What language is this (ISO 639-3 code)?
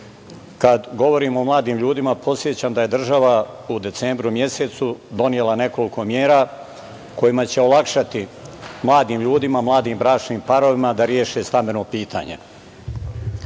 srp